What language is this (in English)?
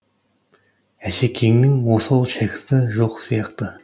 Kazakh